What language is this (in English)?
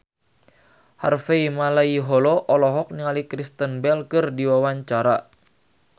Sundanese